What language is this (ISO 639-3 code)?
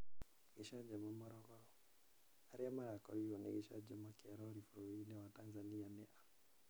kik